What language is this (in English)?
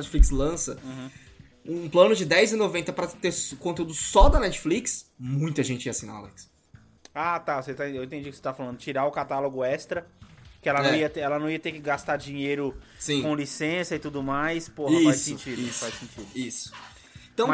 Portuguese